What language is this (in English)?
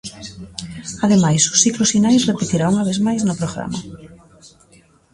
Galician